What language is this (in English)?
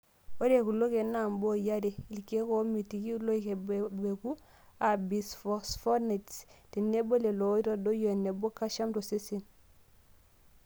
Masai